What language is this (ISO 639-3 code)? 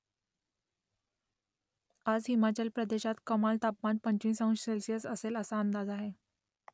mar